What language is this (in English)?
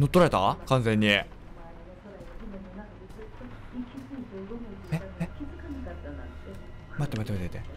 Japanese